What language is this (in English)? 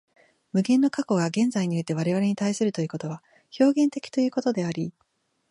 Japanese